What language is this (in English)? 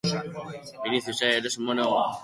Basque